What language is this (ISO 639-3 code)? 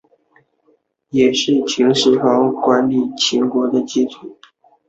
zho